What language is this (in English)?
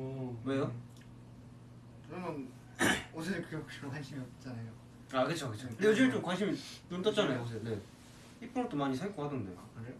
Korean